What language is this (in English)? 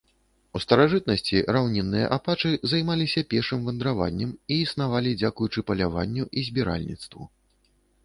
Belarusian